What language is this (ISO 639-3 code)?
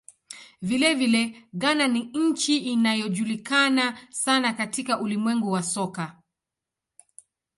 swa